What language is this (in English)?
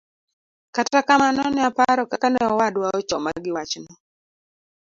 Luo (Kenya and Tanzania)